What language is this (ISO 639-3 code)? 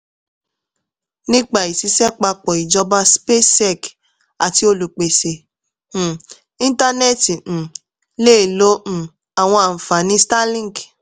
yor